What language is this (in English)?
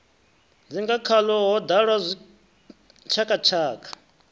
Venda